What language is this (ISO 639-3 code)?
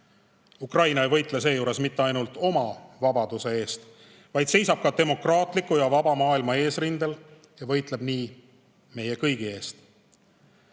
est